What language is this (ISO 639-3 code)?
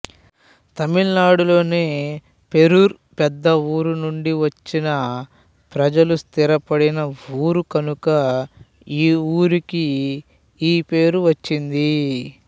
tel